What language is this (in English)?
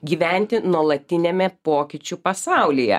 Lithuanian